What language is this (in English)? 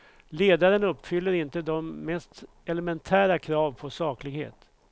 Swedish